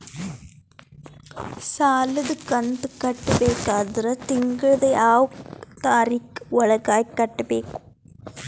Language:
Kannada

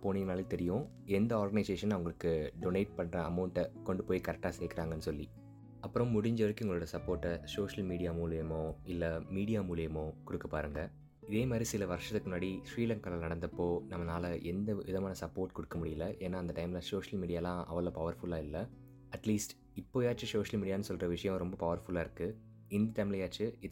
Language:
Tamil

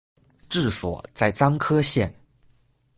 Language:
Chinese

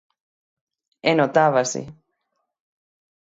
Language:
Galician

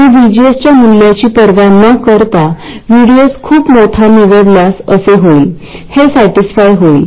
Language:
Marathi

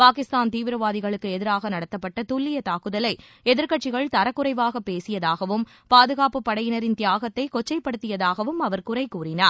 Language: Tamil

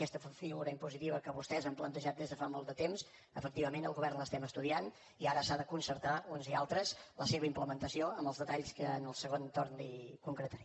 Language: Catalan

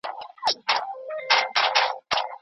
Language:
Pashto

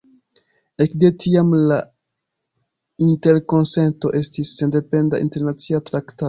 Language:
Esperanto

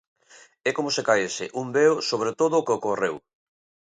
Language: Galician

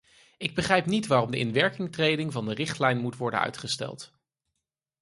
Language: Dutch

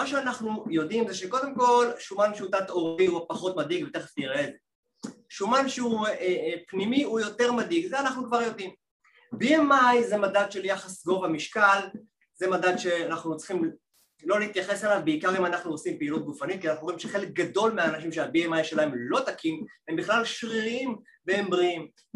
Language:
Hebrew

